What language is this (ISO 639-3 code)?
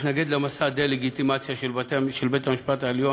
heb